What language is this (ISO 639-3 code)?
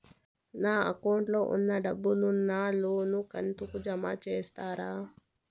tel